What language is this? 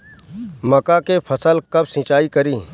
Bhojpuri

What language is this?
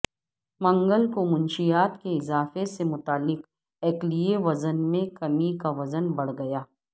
Urdu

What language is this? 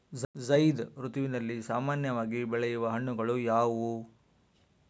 Kannada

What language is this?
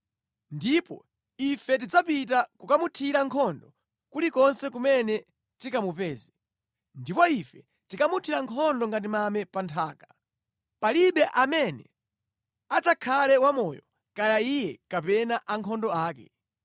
Nyanja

